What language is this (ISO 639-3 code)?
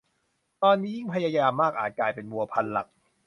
tha